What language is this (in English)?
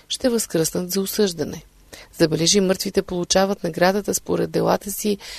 Bulgarian